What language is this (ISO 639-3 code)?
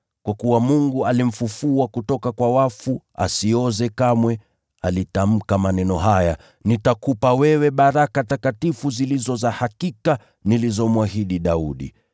swa